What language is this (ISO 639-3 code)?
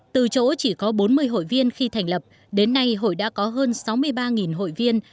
vie